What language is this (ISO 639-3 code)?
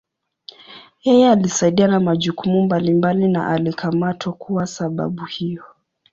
swa